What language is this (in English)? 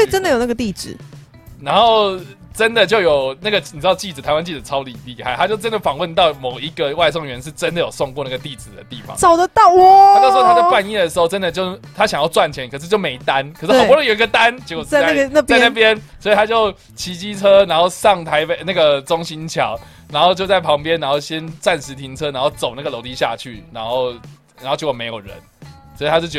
Chinese